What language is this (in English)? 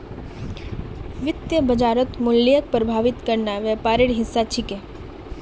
Magahi